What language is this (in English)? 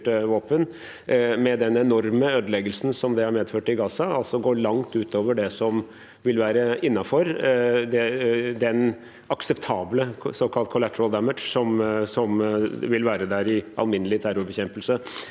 Norwegian